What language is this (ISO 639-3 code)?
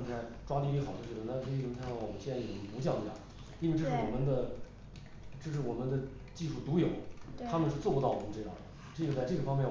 zho